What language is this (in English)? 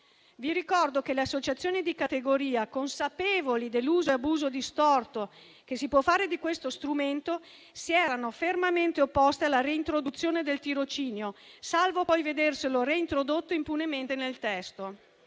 Italian